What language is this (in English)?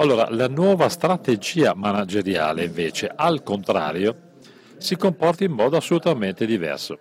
Italian